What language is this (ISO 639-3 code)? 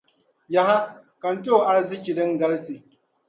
dag